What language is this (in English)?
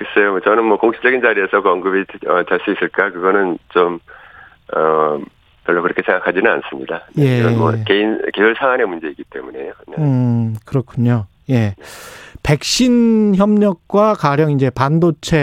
Korean